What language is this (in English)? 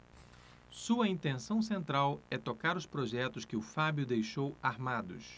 Portuguese